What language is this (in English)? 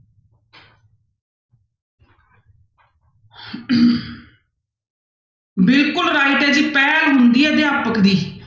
Punjabi